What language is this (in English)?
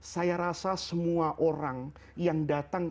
Indonesian